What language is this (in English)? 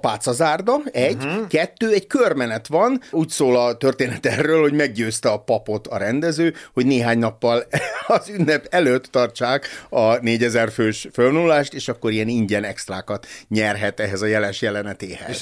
Hungarian